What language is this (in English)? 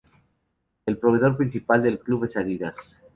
Spanish